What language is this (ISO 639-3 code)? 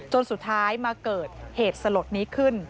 tha